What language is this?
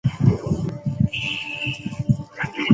Chinese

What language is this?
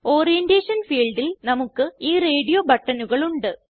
Malayalam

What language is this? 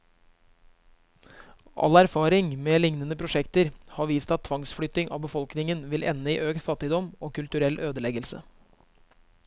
Norwegian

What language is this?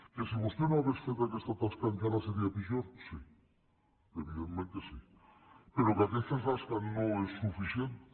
Catalan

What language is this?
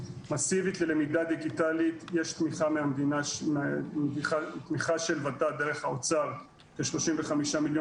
Hebrew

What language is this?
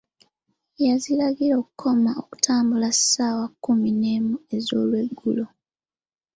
Ganda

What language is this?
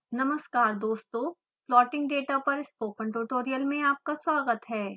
Hindi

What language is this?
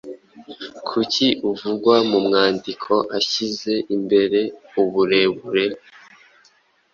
Kinyarwanda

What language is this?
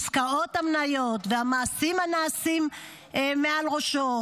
Hebrew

